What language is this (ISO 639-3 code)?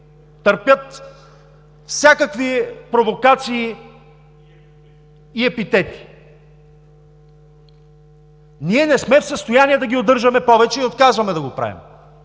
bul